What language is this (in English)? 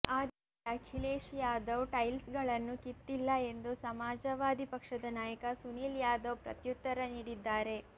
Kannada